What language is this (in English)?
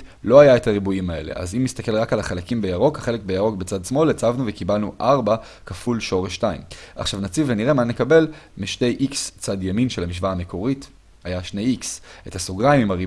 Hebrew